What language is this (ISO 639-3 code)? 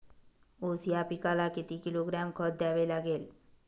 mar